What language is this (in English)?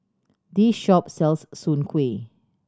English